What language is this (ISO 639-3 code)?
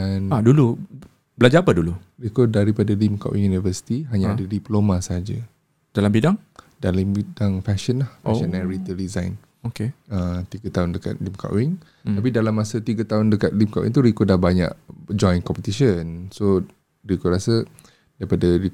msa